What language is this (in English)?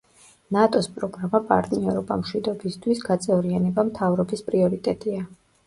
Georgian